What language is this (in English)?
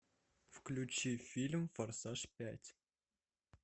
Russian